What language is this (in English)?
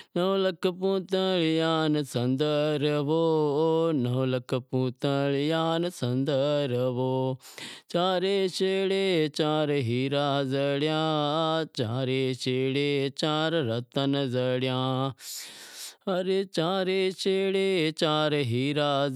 Wadiyara Koli